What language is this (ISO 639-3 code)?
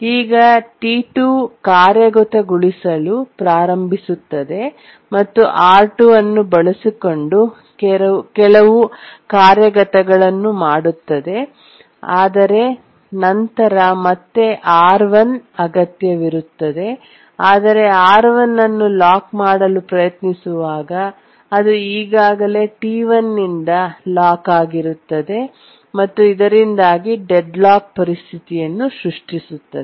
kan